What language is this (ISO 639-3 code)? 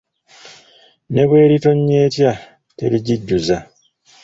lug